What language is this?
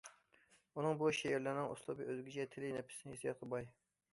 Uyghur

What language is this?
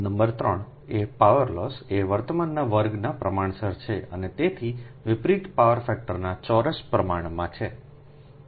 Gujarati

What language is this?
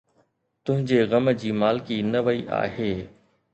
Sindhi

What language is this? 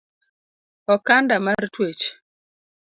Luo (Kenya and Tanzania)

